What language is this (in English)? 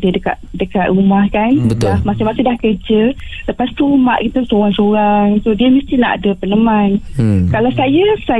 Malay